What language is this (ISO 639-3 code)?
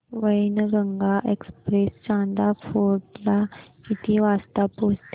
mar